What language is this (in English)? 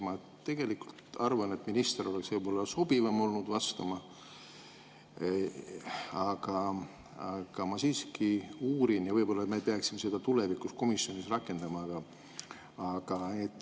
Estonian